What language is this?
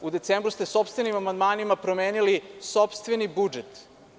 Serbian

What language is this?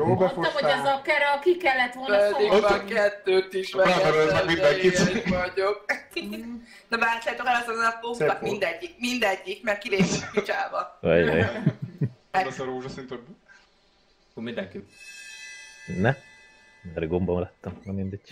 Hungarian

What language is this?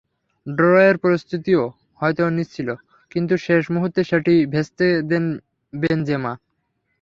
Bangla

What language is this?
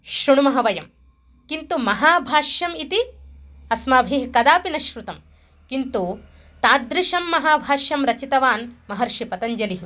Sanskrit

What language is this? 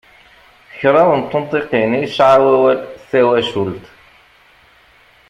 Kabyle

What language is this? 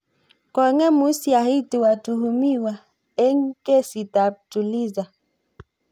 Kalenjin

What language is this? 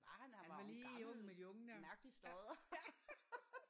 Danish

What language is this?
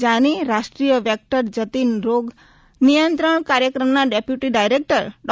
Gujarati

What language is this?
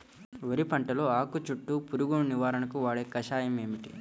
Telugu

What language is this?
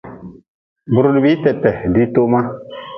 Nawdm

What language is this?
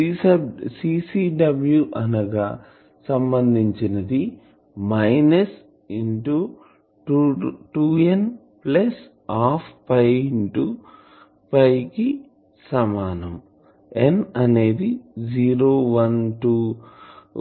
Telugu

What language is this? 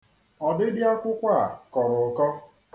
Igbo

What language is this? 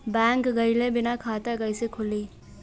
Bhojpuri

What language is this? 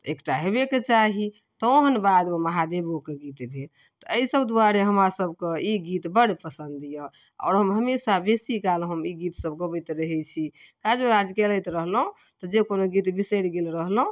Maithili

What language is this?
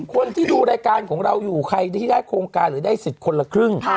Thai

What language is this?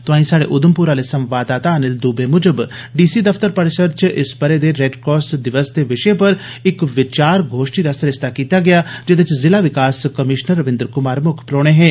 Dogri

